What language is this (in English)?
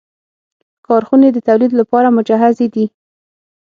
Pashto